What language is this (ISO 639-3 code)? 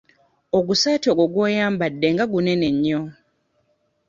lug